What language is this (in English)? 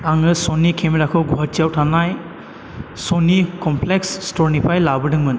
Bodo